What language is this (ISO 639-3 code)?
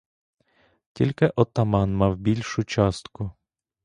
ukr